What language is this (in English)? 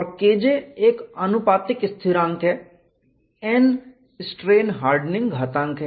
Hindi